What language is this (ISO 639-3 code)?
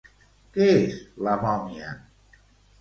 cat